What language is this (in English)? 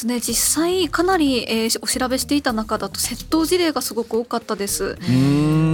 Japanese